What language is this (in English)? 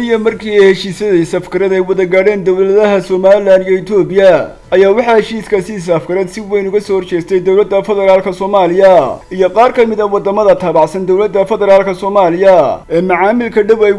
Arabic